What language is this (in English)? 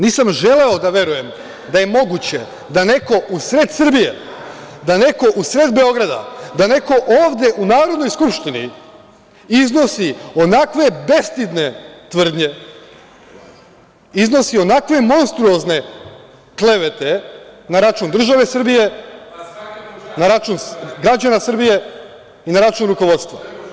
Serbian